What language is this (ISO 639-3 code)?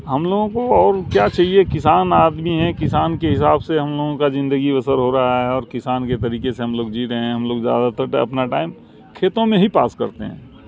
urd